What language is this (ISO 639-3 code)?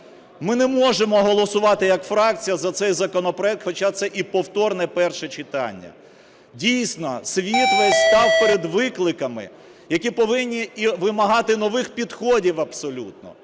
ukr